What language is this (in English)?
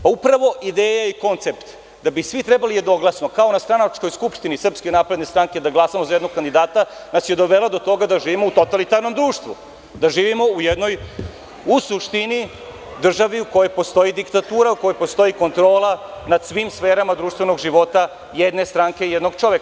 Serbian